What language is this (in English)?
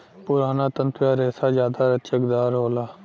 Bhojpuri